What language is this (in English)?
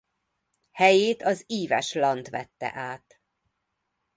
Hungarian